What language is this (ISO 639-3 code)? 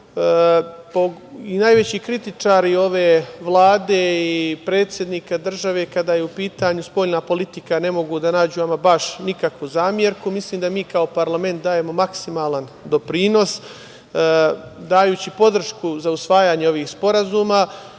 srp